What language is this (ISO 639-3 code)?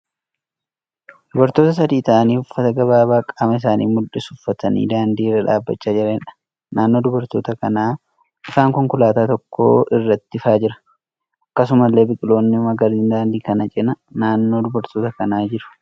orm